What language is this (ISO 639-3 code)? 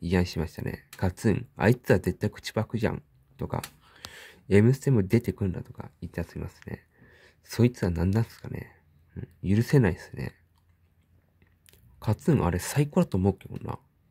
jpn